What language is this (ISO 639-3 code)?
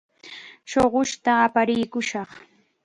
qxa